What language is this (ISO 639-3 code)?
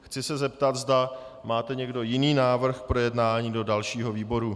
ces